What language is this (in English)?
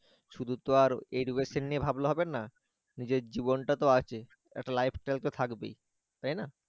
Bangla